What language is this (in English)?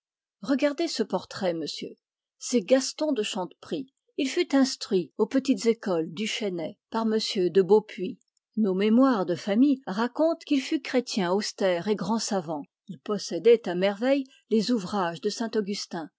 French